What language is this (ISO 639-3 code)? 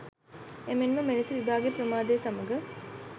sin